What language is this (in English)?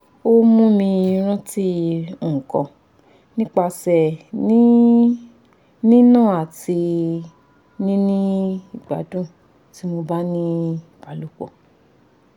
Yoruba